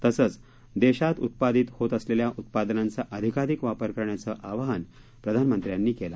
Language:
Marathi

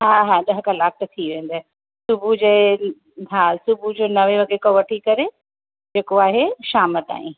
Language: Sindhi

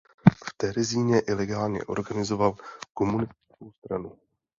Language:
Czech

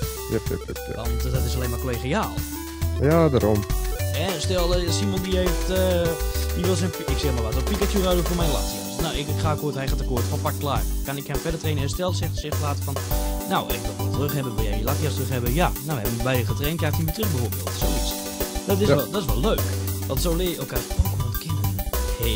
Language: Dutch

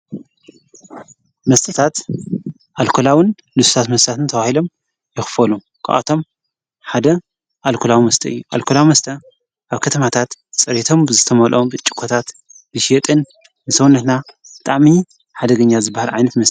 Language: Tigrinya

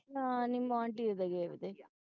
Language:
Punjabi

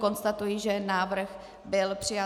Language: Czech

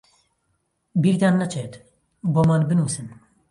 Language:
Central Kurdish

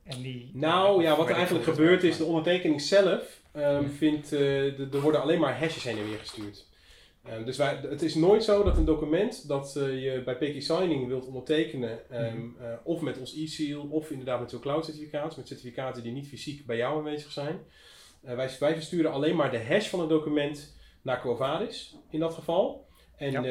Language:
Dutch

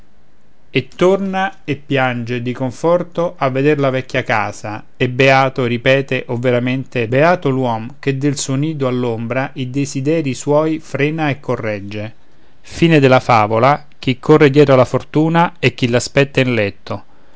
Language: Italian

